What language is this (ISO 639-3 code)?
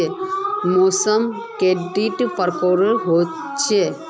mag